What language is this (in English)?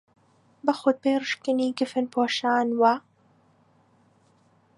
Central Kurdish